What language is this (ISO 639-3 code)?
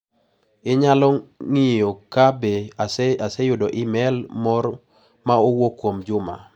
luo